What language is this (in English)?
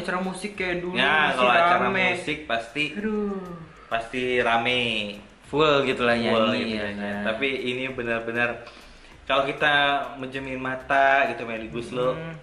Indonesian